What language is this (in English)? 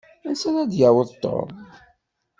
Kabyle